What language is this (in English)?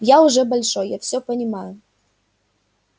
Russian